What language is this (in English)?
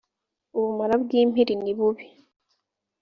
Kinyarwanda